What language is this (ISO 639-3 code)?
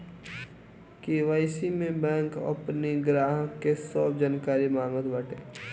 bho